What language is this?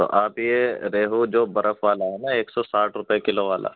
Urdu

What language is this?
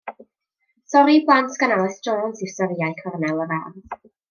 Welsh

